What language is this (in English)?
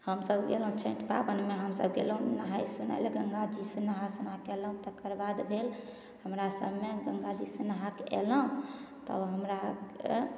Maithili